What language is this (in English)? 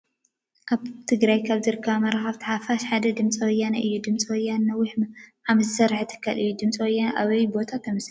Tigrinya